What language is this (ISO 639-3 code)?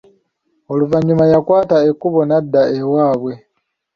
lug